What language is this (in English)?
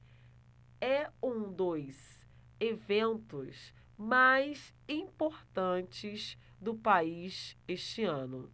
Portuguese